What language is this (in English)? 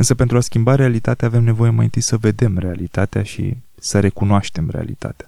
Romanian